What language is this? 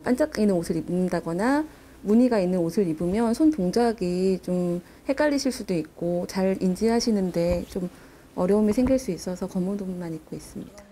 Korean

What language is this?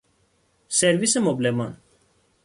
Persian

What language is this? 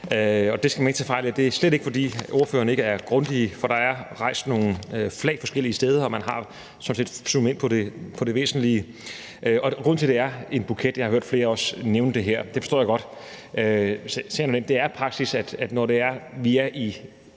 Danish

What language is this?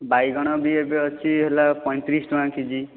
Odia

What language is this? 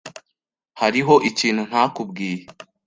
Kinyarwanda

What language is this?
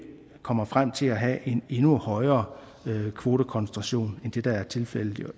Danish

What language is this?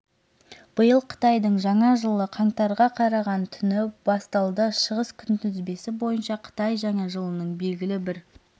Kazakh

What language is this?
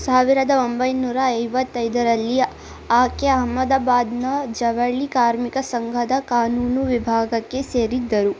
Kannada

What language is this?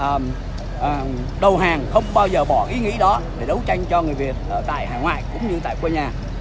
Vietnamese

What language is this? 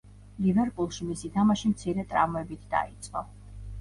Georgian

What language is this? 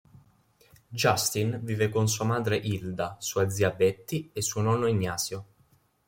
Italian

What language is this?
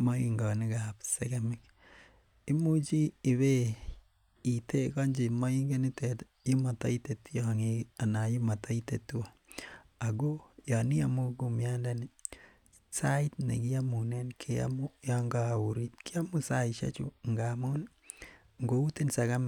Kalenjin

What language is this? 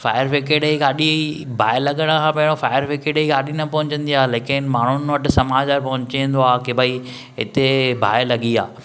Sindhi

